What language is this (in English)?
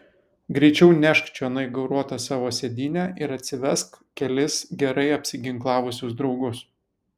Lithuanian